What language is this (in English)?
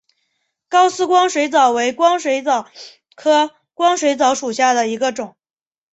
Chinese